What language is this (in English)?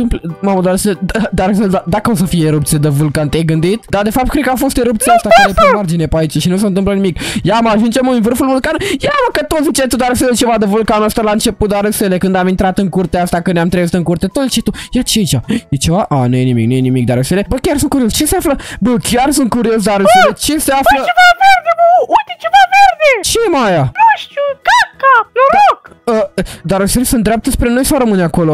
Romanian